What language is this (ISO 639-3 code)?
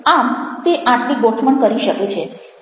guj